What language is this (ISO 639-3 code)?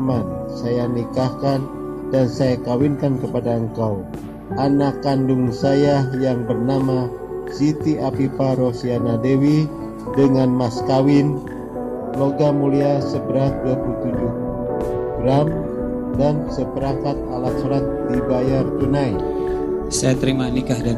ind